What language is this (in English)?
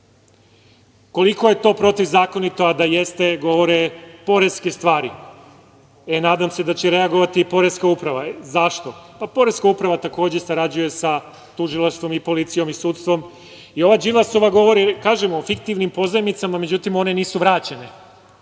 Serbian